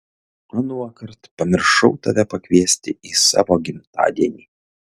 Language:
Lithuanian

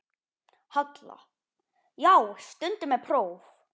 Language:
Icelandic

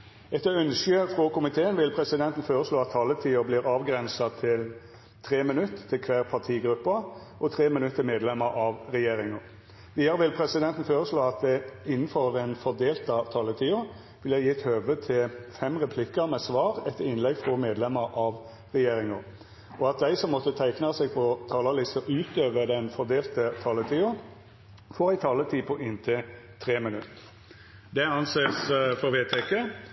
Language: Norwegian Nynorsk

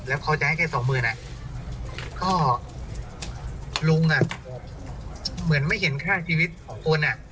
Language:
Thai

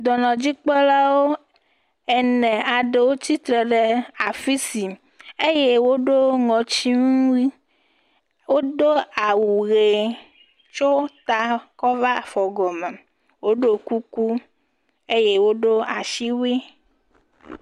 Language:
Ewe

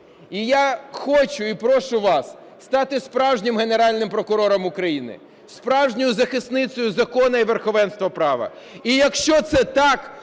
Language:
Ukrainian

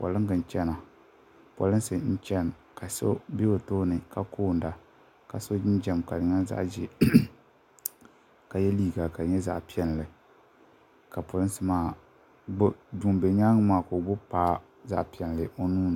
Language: Dagbani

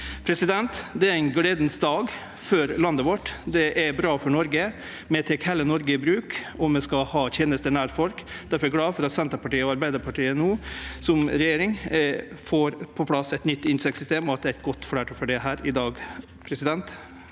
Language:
Norwegian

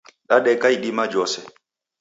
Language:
Taita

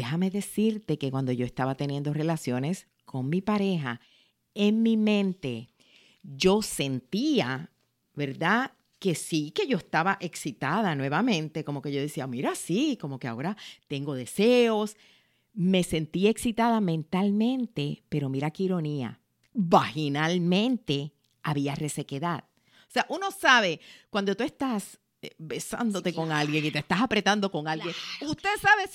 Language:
Spanish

